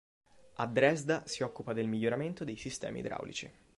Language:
Italian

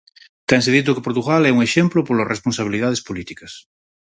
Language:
Galician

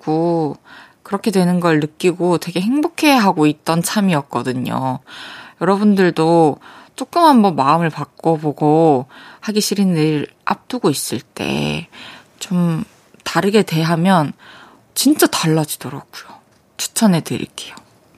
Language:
Korean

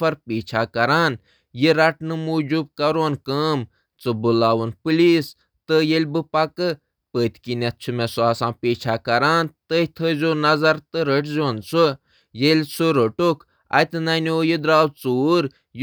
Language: Kashmiri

